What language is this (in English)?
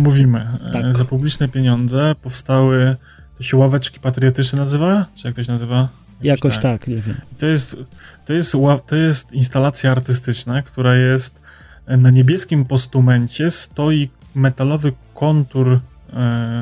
Polish